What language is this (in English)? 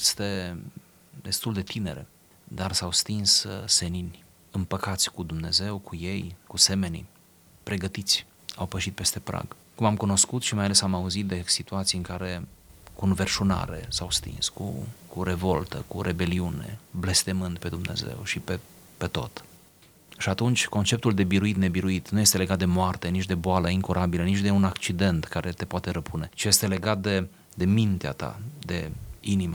Romanian